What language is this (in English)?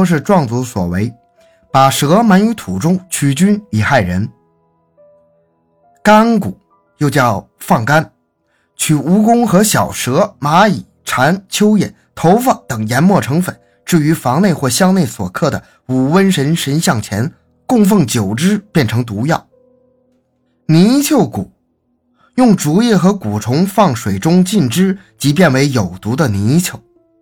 Chinese